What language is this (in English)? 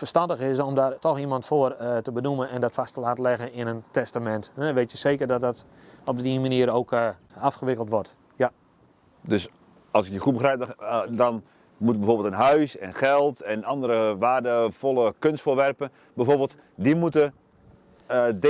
Dutch